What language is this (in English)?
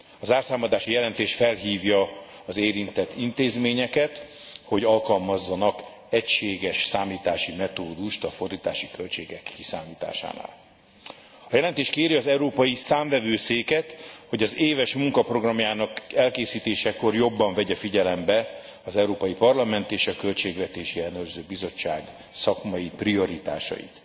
Hungarian